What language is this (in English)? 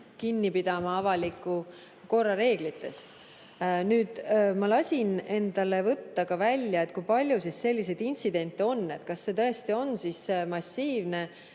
Estonian